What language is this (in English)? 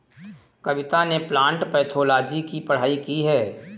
Hindi